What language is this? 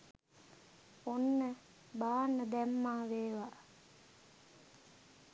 Sinhala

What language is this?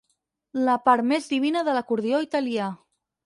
Catalan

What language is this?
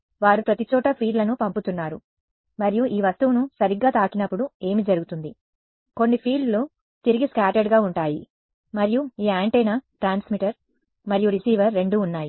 Telugu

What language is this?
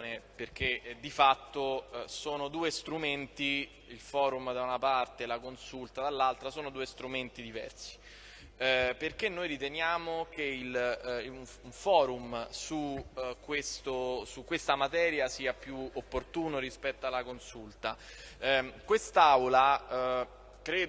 Italian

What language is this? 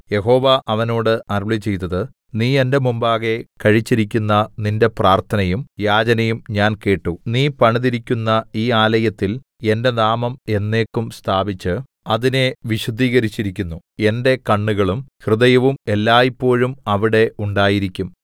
Malayalam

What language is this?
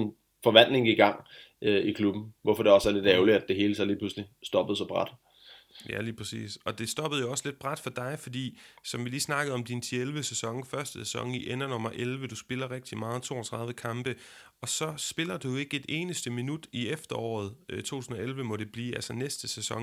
Danish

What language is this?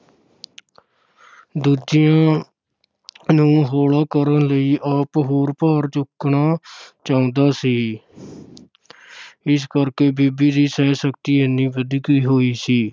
Punjabi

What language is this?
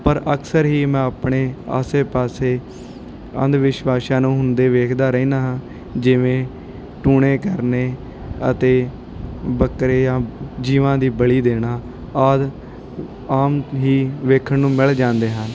Punjabi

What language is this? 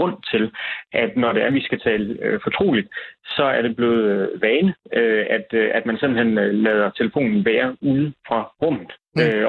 Danish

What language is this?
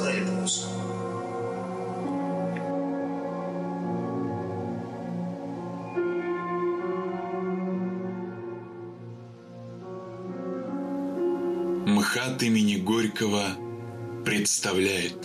Russian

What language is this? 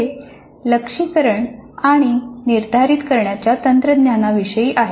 Marathi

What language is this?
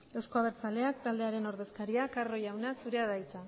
Basque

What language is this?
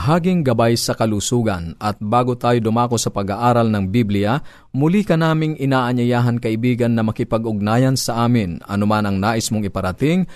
Filipino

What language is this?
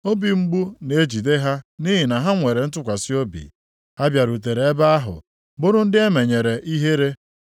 Igbo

